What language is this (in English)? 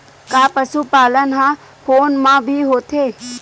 Chhattisgarhi